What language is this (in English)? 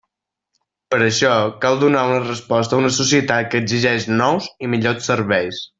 Catalan